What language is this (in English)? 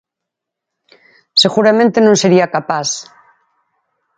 Galician